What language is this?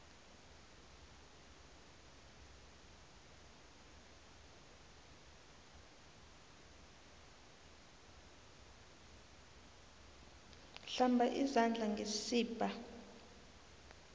South Ndebele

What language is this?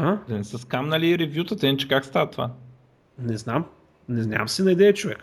Bulgarian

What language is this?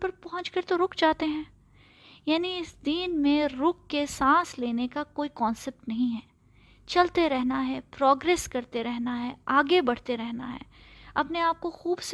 Urdu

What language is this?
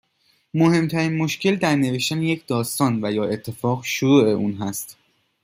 Persian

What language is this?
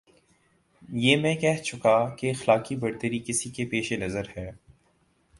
Urdu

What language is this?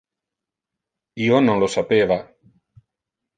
Interlingua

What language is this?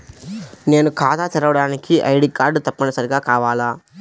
Telugu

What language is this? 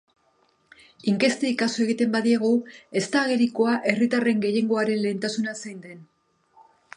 Basque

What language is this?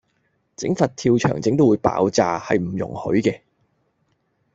Cantonese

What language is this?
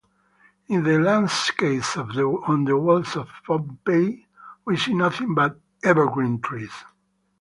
English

